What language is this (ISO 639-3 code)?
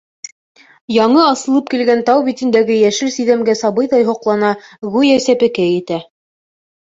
bak